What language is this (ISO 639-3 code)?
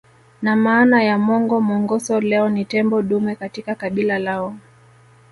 swa